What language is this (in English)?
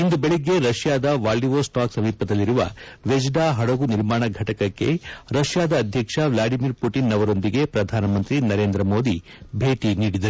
Kannada